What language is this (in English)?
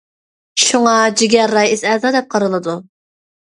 Uyghur